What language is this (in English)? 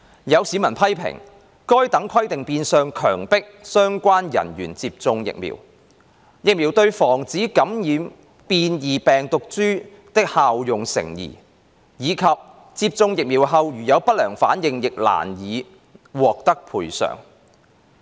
Cantonese